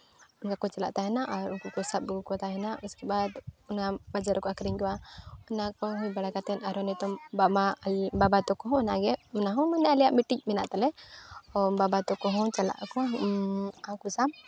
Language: Santali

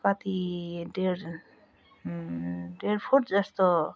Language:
Nepali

